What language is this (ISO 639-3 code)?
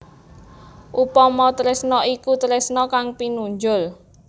jav